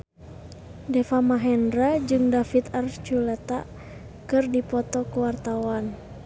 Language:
Sundanese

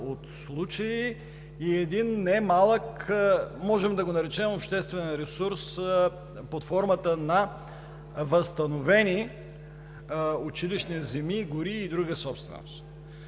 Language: Bulgarian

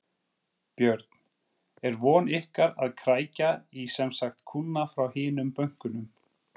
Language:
Icelandic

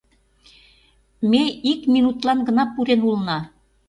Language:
Mari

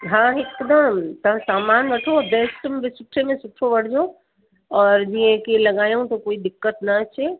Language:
Sindhi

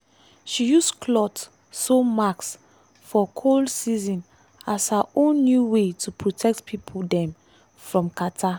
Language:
Nigerian Pidgin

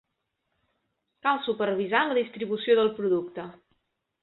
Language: Catalan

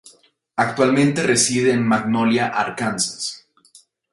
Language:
Spanish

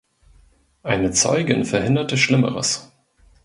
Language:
German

